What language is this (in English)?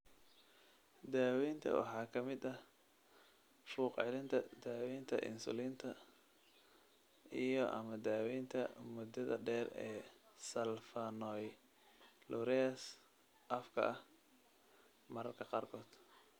Somali